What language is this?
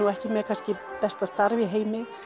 Icelandic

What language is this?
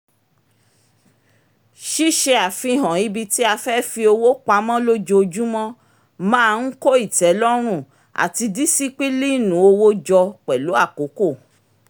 Yoruba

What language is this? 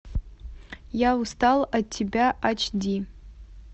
Russian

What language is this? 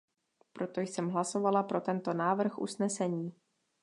Czech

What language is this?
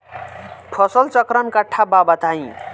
Bhojpuri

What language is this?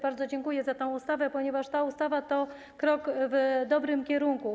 Polish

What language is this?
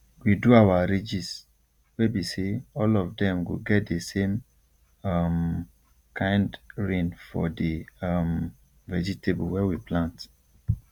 Nigerian Pidgin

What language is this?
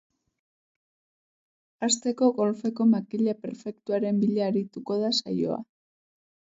Basque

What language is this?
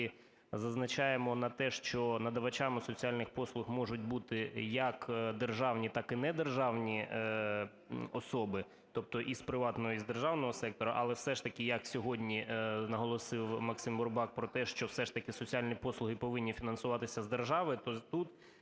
Ukrainian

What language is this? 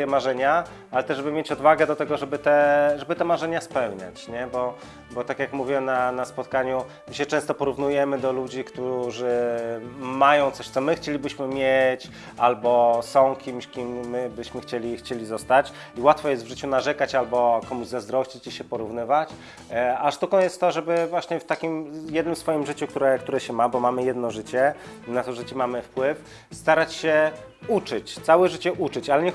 Polish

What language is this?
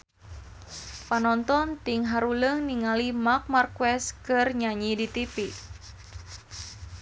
Sundanese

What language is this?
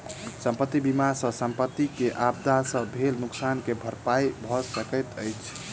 Maithili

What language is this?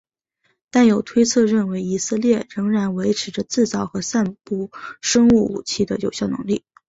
Chinese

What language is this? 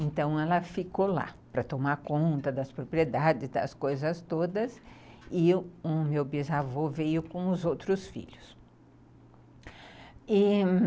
Portuguese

